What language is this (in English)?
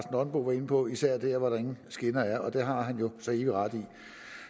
Danish